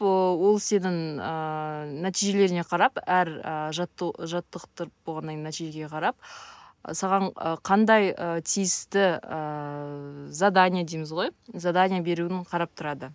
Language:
Kazakh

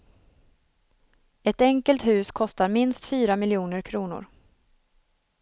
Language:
Swedish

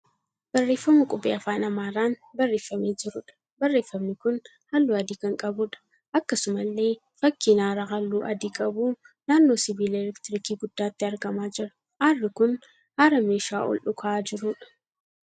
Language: Oromo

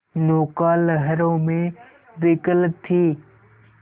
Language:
Hindi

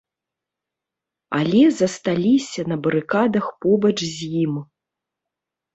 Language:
Belarusian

